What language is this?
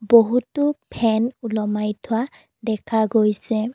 Assamese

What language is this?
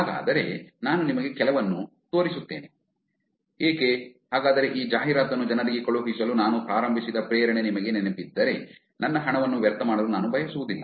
Kannada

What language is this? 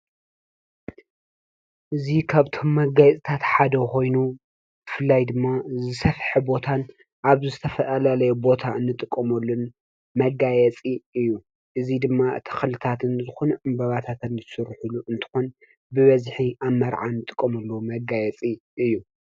Tigrinya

